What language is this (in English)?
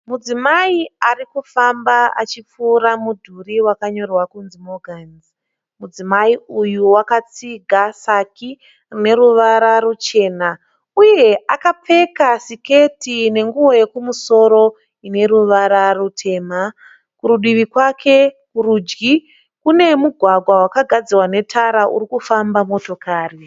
Shona